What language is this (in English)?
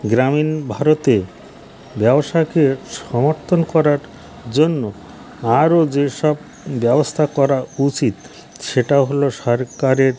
Bangla